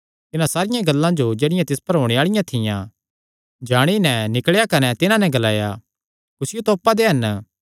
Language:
Kangri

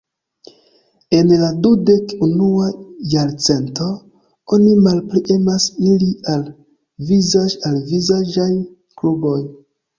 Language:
Esperanto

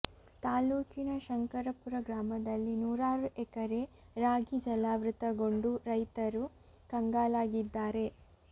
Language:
Kannada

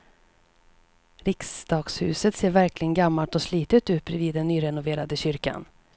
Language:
Swedish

